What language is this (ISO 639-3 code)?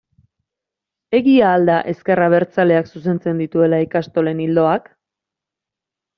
eus